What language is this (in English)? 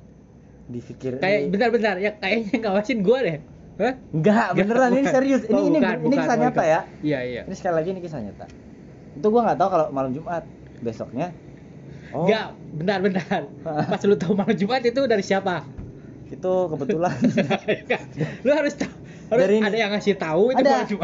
Indonesian